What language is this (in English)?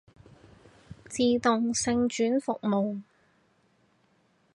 Cantonese